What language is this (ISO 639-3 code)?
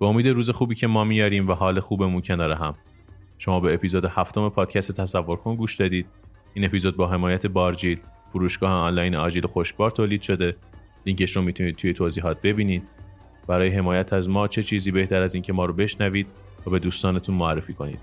fas